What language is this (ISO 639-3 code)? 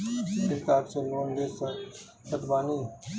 bho